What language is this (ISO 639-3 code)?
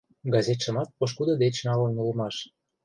chm